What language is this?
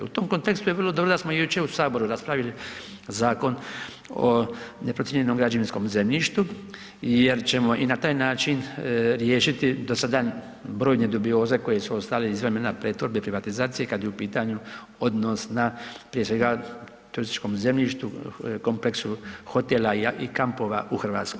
Croatian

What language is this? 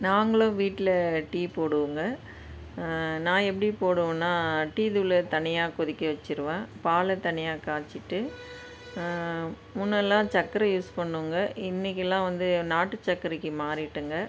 Tamil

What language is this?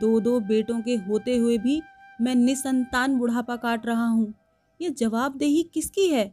Hindi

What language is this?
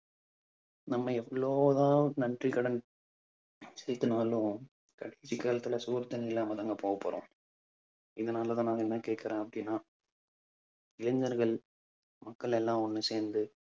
Tamil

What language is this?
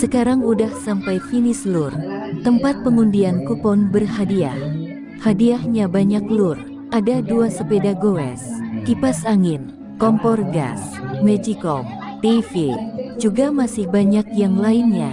Indonesian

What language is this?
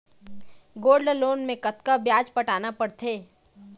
Chhattisgarhi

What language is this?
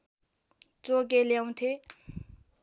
Nepali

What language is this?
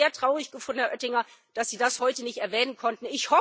German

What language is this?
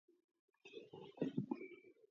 Georgian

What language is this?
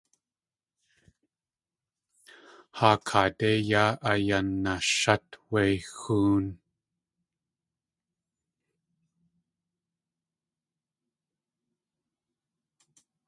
Tlingit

